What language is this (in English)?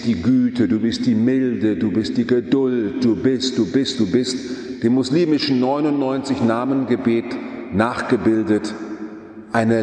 German